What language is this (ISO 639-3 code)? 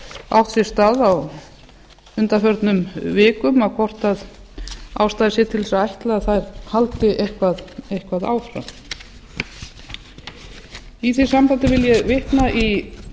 isl